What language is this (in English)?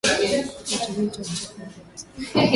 Swahili